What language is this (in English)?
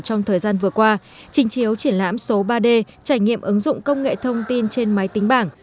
Vietnamese